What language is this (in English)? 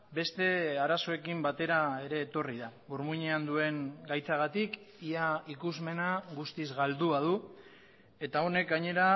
Basque